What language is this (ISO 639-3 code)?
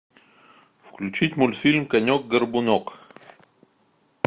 rus